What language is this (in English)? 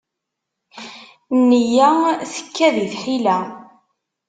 Kabyle